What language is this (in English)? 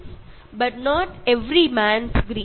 Tamil